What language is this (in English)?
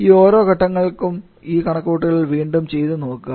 Malayalam